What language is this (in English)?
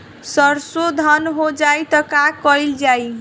Bhojpuri